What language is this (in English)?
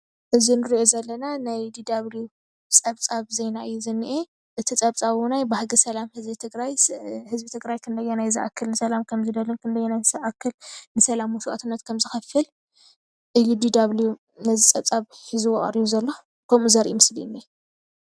Tigrinya